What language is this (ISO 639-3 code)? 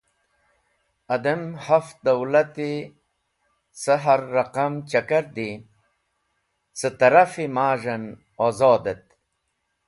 wbl